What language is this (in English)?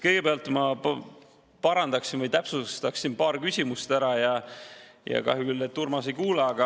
Estonian